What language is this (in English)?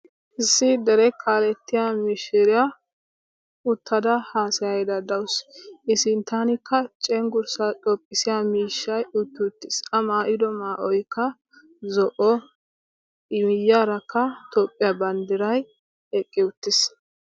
Wolaytta